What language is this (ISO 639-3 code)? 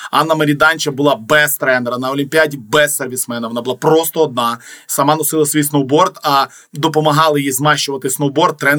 ukr